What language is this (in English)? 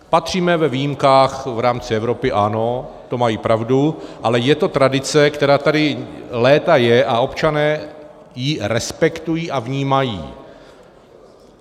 Czech